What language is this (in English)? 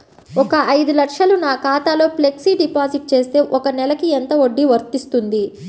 Telugu